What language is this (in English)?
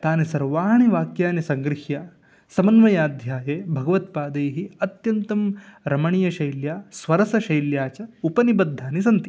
Sanskrit